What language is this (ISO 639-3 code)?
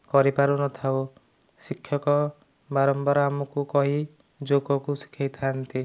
ori